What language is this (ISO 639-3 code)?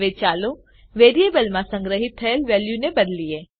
guj